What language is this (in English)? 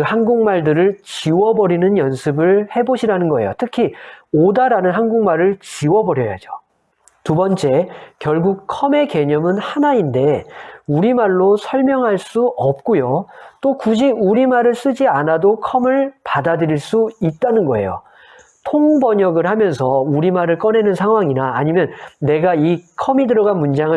Korean